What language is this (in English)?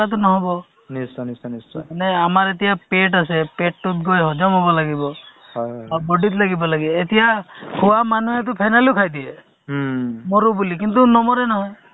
Assamese